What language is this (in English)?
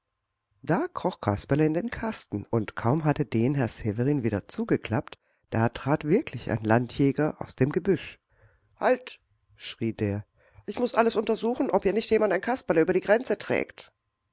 German